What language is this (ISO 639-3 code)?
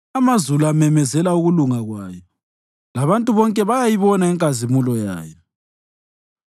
nde